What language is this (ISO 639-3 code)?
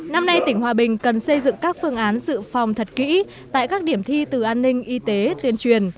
vie